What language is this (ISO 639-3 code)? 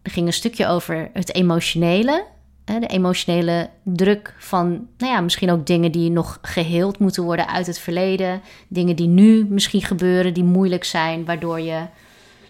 nld